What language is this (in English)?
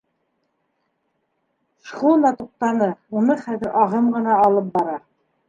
Bashkir